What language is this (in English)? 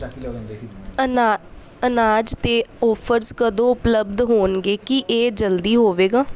Punjabi